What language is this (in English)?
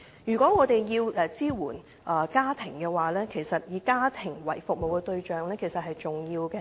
Cantonese